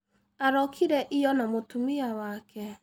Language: Kikuyu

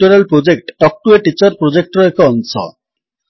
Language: Odia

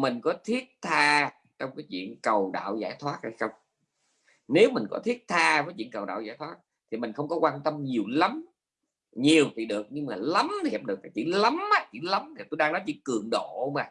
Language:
Vietnamese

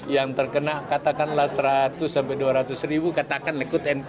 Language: Indonesian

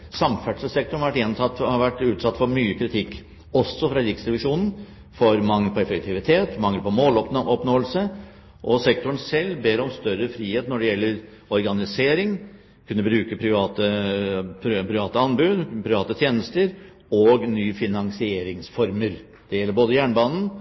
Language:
Norwegian Bokmål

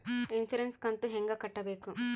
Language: Kannada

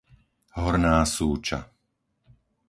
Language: Slovak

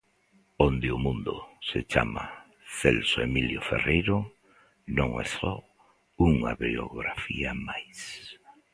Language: Galician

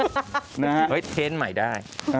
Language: Thai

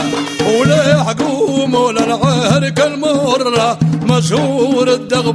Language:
Arabic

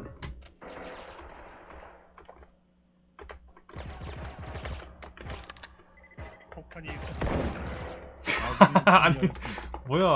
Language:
Korean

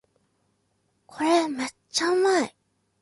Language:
Japanese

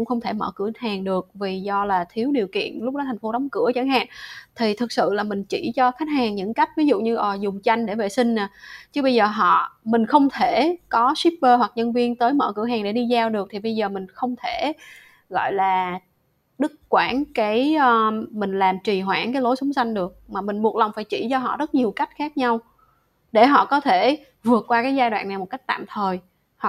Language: Vietnamese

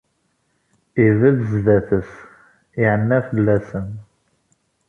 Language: Kabyle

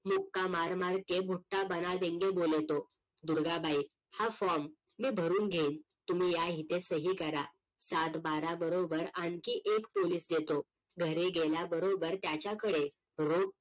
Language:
Marathi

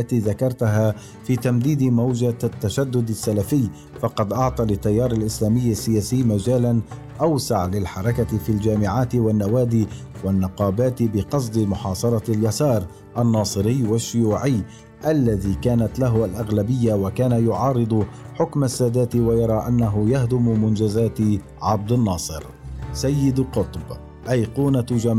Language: Arabic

